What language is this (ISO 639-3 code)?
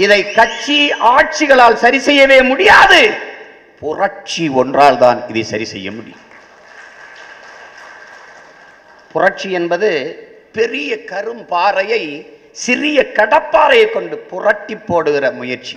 tam